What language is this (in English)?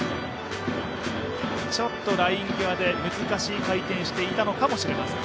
Japanese